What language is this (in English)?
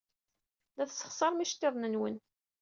Kabyle